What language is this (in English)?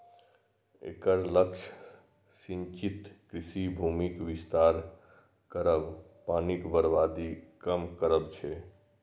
Maithili